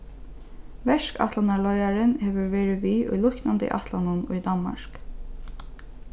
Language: Faroese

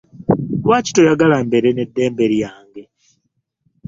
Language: Ganda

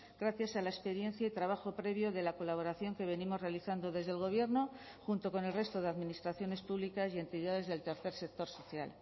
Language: Spanish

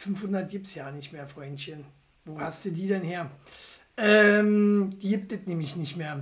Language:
German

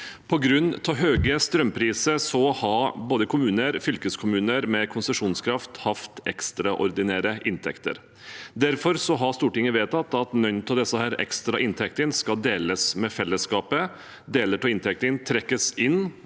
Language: Norwegian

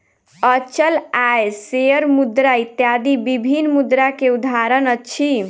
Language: Maithili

